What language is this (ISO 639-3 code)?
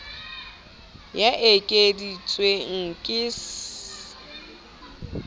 sot